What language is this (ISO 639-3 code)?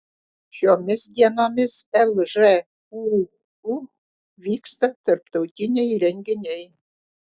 lit